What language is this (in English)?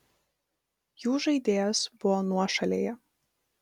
Lithuanian